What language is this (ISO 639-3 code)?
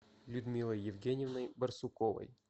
rus